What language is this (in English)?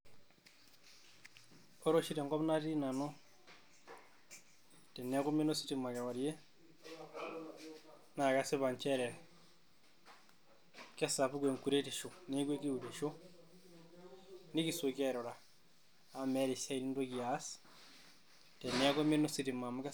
Masai